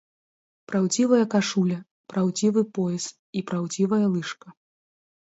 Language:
Belarusian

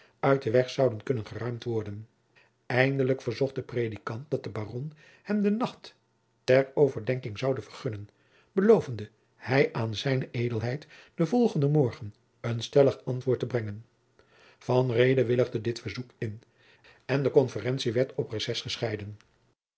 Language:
Dutch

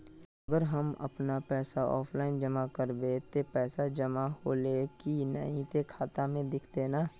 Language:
Magahi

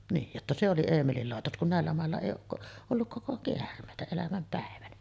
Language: Finnish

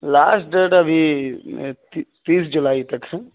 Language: Urdu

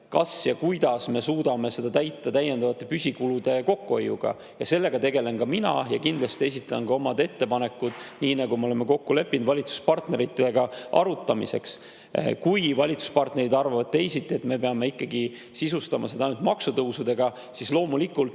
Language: Estonian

